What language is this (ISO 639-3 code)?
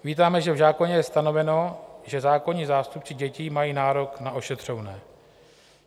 ces